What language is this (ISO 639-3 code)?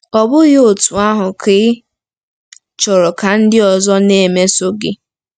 ibo